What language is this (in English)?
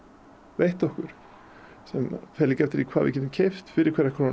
Icelandic